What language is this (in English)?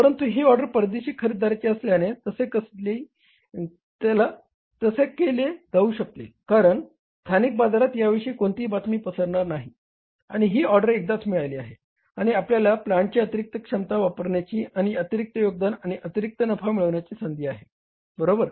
Marathi